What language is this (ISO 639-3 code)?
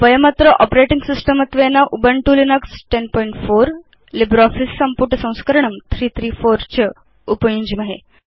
san